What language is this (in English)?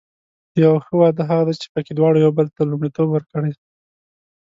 Pashto